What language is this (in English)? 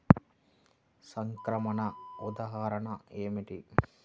Telugu